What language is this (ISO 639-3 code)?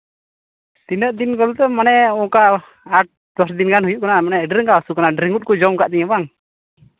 sat